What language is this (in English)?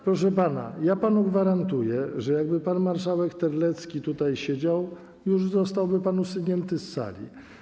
Polish